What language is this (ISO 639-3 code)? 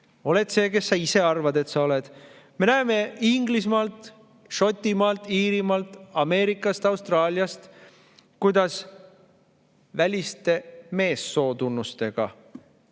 est